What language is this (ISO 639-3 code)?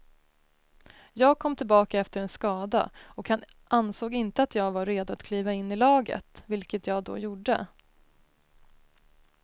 swe